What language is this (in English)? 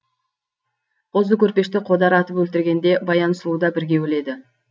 Kazakh